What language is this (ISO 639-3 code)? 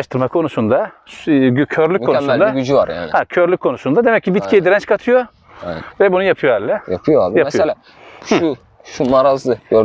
tur